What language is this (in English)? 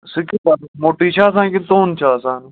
Kashmiri